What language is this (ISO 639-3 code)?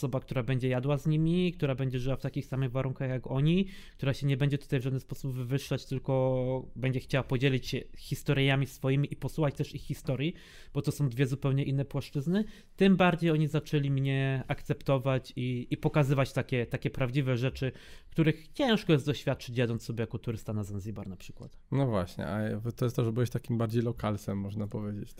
pol